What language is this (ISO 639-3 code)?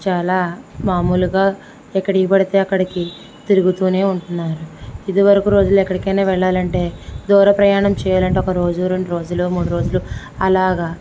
tel